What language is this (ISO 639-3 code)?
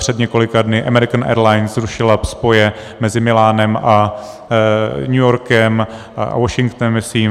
ces